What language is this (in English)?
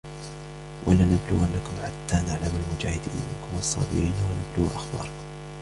Arabic